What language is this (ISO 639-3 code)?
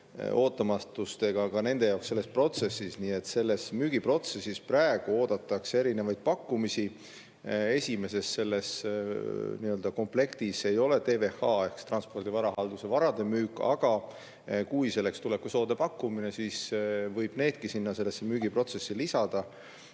est